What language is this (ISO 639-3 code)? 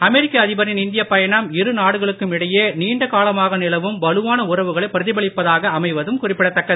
tam